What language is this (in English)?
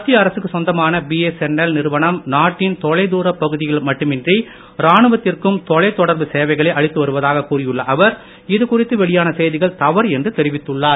Tamil